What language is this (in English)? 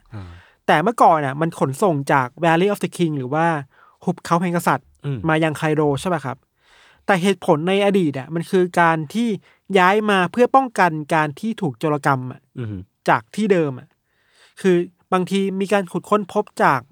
Thai